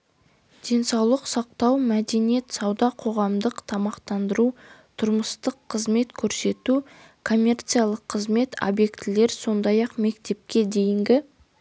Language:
Kazakh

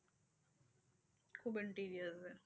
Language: Bangla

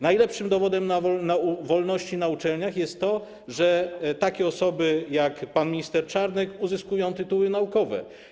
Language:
Polish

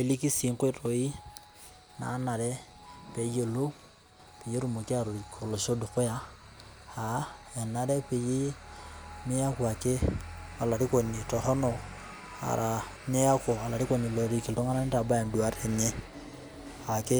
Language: Masai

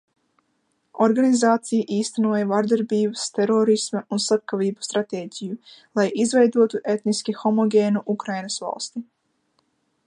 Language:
Latvian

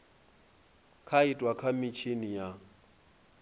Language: Venda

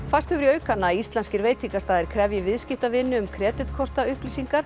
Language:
Icelandic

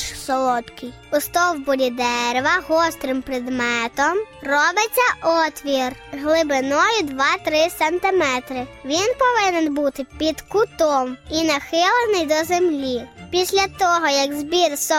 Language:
Ukrainian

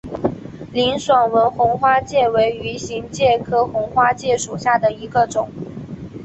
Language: Chinese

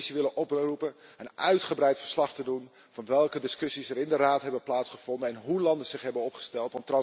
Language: Dutch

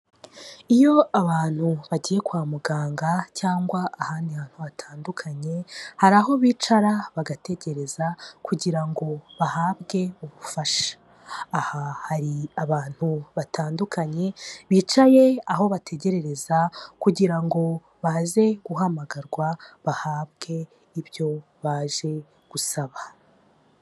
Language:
Kinyarwanda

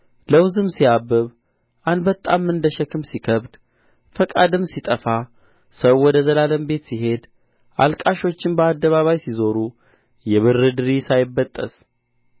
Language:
Amharic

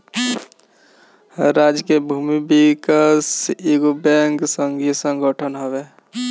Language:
Bhojpuri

